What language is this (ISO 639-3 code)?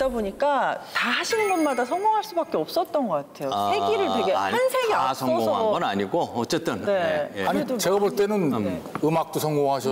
kor